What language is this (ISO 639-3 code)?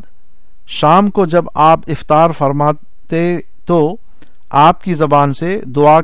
urd